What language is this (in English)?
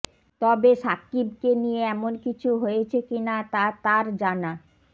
Bangla